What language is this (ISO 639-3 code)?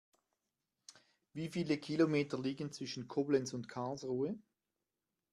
deu